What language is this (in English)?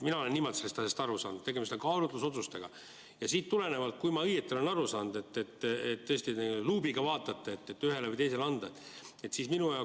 Estonian